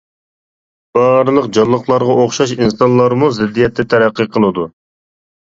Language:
Uyghur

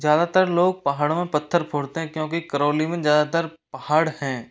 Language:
Hindi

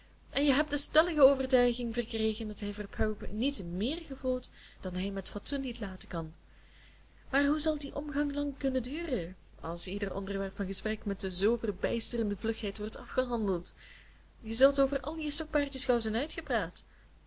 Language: Dutch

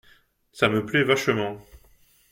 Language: French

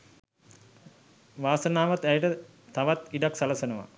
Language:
Sinhala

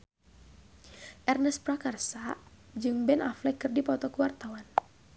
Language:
Sundanese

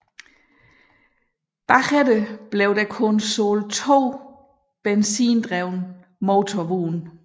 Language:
Danish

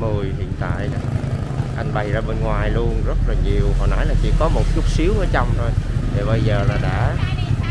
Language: Vietnamese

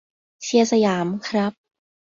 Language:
Thai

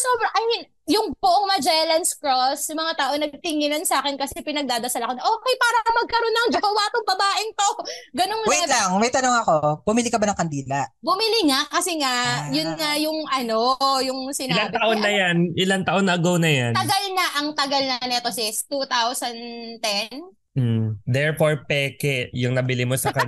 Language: Filipino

